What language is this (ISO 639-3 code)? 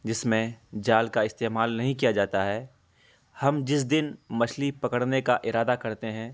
urd